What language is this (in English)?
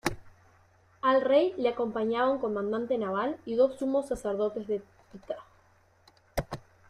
Spanish